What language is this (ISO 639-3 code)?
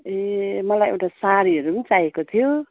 nep